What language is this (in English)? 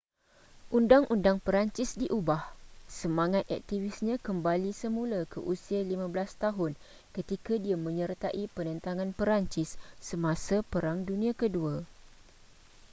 Malay